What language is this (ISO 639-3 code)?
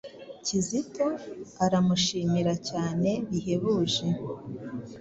kin